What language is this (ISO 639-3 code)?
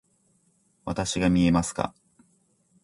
jpn